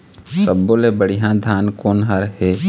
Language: Chhattisgarhi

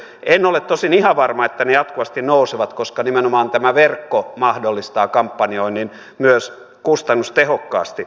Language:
Finnish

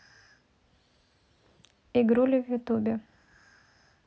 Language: Russian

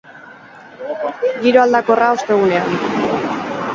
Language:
Basque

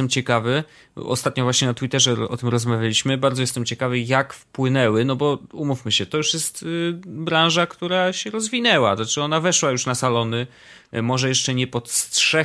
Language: Polish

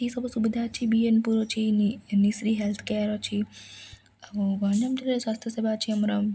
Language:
Odia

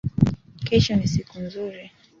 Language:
Swahili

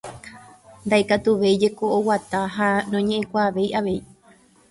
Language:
Guarani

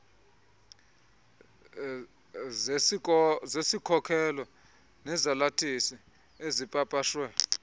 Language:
Xhosa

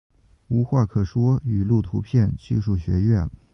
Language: Chinese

